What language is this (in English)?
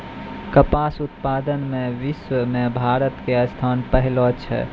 Maithili